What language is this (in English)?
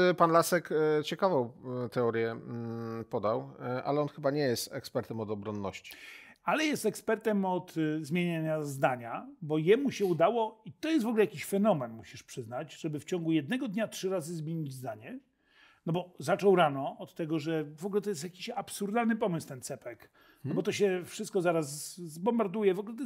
Polish